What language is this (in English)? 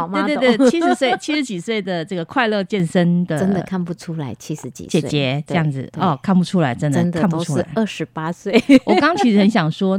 Chinese